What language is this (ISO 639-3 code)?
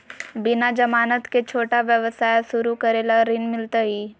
mag